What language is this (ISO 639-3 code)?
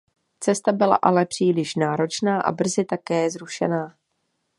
ces